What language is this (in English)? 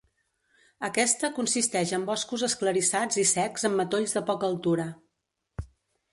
Catalan